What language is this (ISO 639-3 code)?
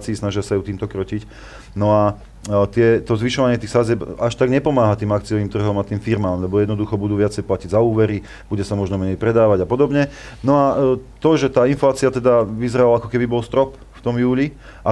slk